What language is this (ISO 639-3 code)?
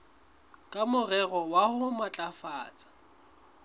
sot